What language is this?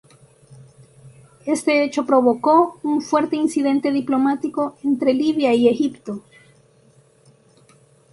Spanish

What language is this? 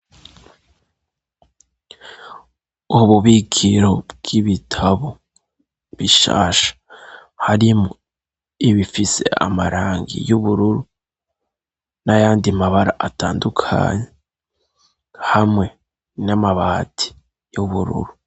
Rundi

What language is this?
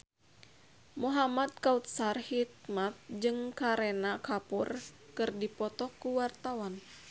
Sundanese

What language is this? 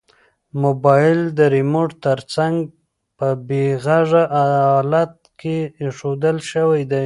Pashto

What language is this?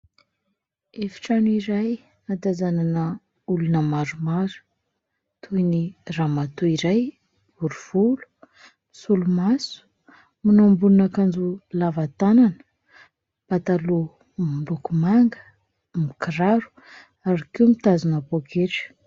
Malagasy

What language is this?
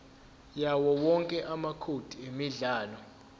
Zulu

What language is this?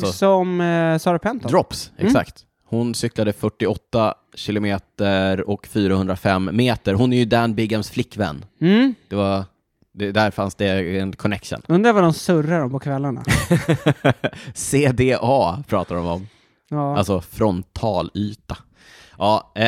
Swedish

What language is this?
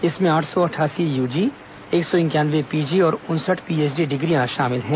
Hindi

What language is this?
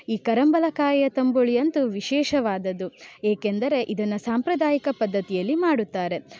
Kannada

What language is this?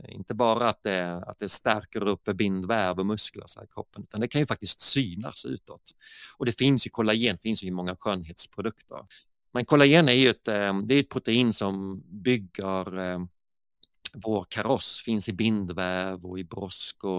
Swedish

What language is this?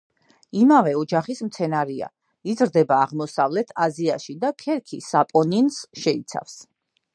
Georgian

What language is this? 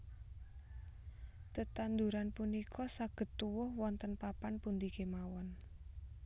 Javanese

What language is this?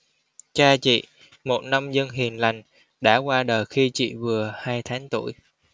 Vietnamese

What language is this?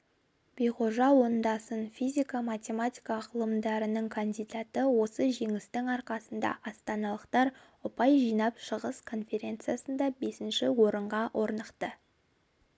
Kazakh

